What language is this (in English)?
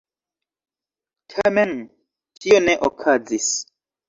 Esperanto